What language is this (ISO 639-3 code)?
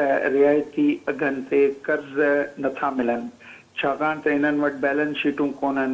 hin